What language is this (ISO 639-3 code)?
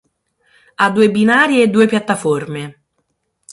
ita